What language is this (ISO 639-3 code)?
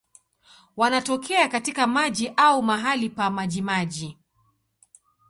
swa